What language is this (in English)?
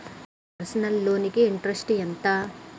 Telugu